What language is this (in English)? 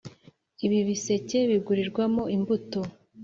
Kinyarwanda